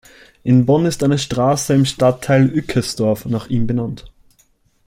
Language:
German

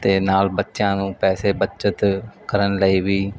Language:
Punjabi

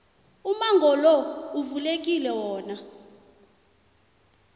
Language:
South Ndebele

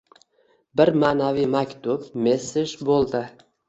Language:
Uzbek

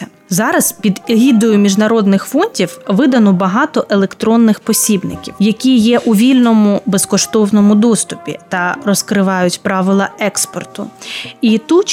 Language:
Ukrainian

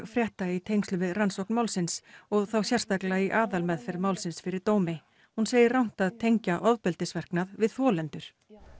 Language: Icelandic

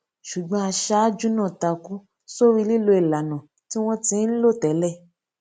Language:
Yoruba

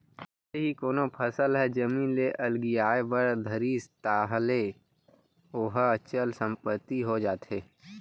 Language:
Chhattisgarhi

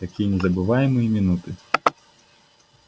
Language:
Russian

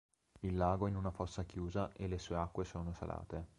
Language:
Italian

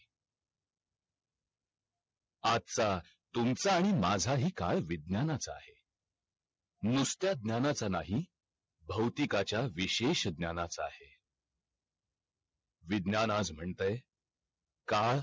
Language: Marathi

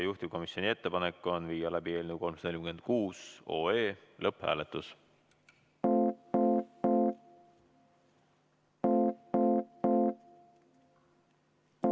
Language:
Estonian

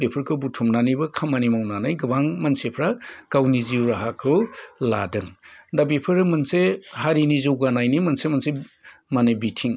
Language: Bodo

